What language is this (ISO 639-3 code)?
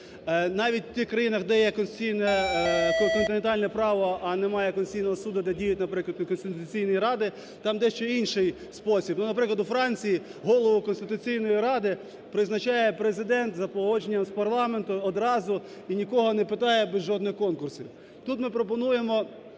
ukr